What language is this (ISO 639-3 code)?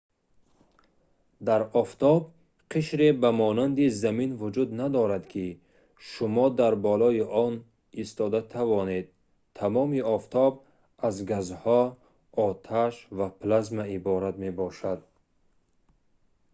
tgk